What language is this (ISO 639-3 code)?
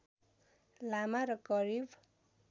nep